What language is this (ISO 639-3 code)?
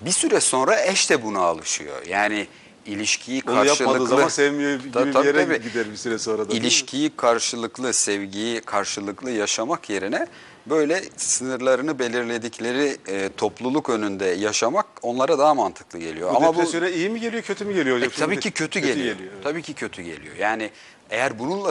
tur